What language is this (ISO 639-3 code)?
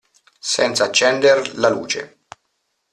ita